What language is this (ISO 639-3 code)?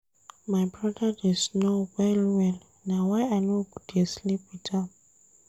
pcm